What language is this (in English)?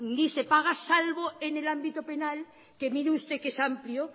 Spanish